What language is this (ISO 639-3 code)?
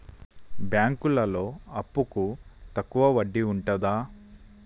tel